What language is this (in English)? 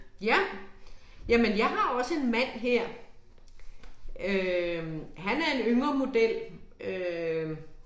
Danish